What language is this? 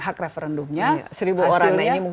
Indonesian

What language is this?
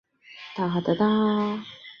Chinese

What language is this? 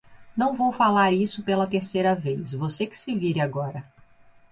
Portuguese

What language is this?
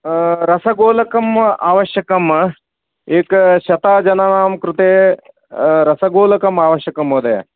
Sanskrit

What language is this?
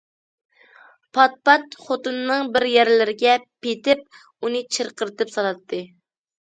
Uyghur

